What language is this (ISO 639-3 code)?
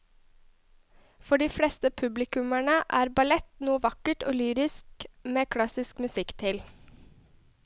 nor